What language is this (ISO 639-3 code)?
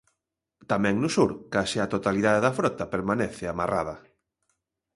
glg